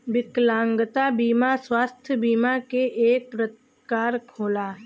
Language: Bhojpuri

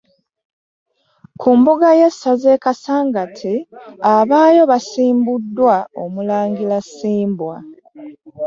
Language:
Ganda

